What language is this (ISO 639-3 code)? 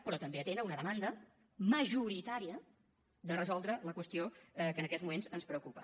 cat